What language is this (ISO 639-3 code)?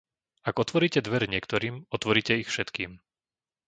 slk